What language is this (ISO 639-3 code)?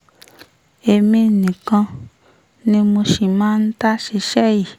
yor